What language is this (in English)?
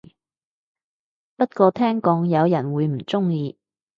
Cantonese